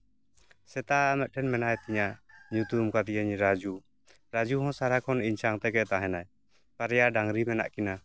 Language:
Santali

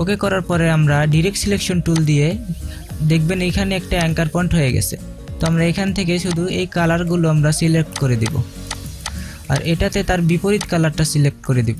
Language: Hindi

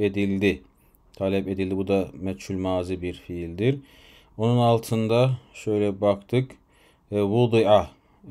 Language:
Turkish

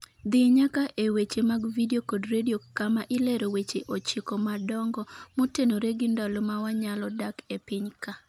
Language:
Luo (Kenya and Tanzania)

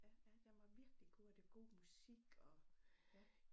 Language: Danish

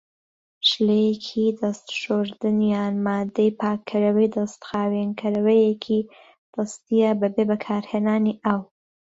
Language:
Central Kurdish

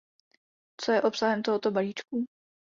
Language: Czech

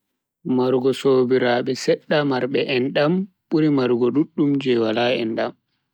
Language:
Bagirmi Fulfulde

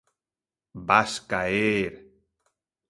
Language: Galician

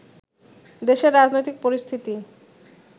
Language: Bangla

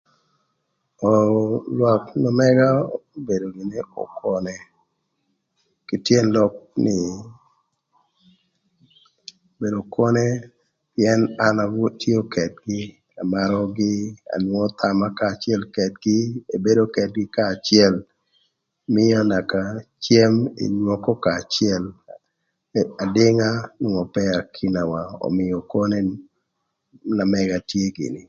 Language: Thur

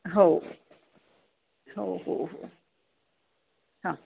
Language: Marathi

